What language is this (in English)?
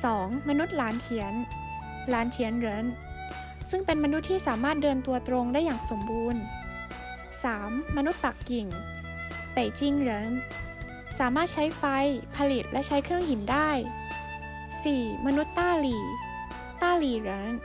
Thai